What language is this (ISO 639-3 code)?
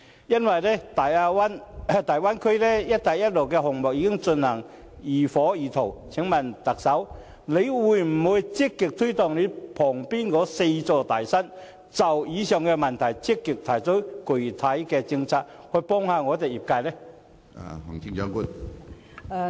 yue